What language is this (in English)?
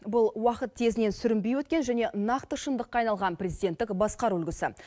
Kazakh